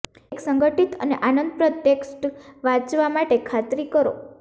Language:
Gujarati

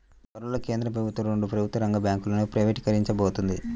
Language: Telugu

